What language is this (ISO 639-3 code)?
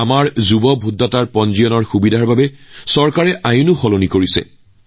asm